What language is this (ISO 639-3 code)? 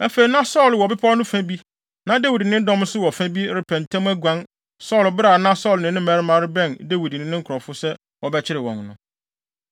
aka